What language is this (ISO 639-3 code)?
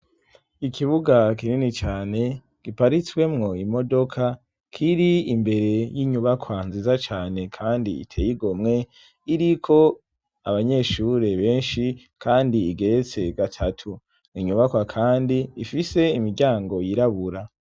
run